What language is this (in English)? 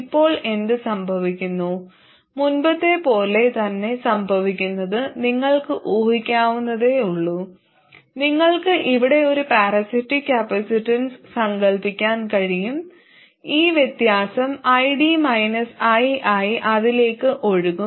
Malayalam